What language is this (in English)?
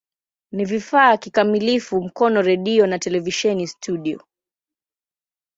Swahili